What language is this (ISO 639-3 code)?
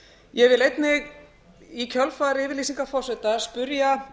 isl